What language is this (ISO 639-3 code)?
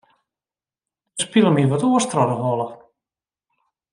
fry